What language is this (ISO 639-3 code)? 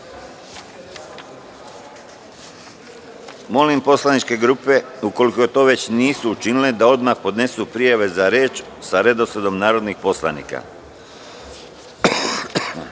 srp